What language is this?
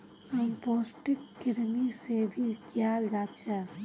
Magahi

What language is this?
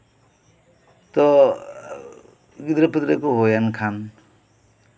Santali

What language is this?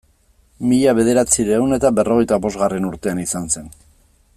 Basque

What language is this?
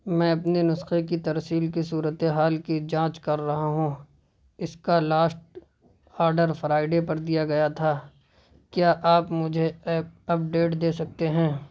Urdu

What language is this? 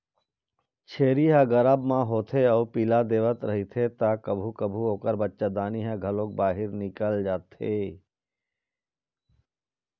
Chhattisgarhi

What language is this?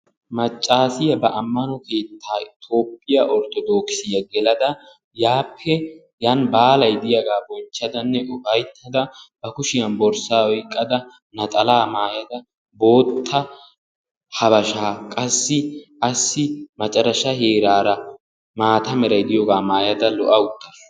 Wolaytta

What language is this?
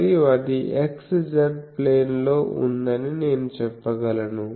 Telugu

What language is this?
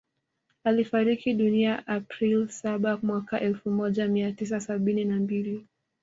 Swahili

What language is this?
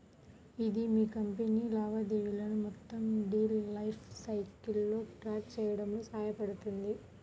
Telugu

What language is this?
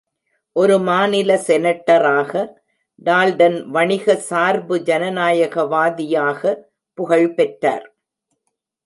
Tamil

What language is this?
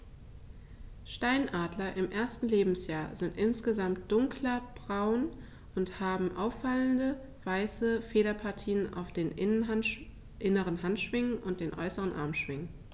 German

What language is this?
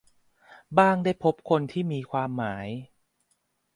Thai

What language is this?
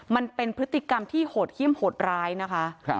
Thai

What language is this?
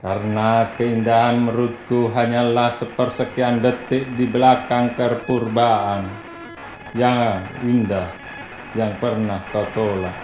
Indonesian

